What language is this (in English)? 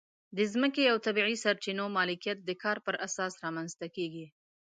Pashto